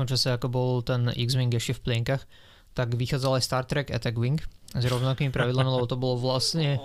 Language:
Slovak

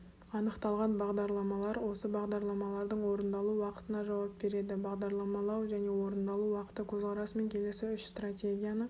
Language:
Kazakh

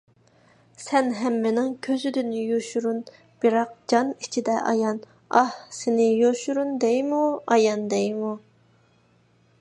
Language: Uyghur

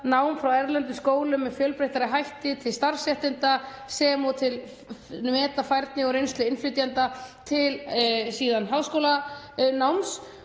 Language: Icelandic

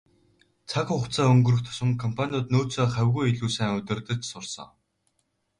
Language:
Mongolian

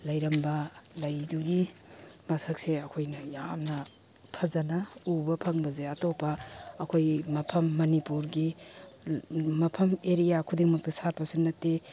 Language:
Manipuri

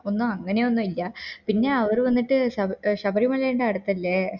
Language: Malayalam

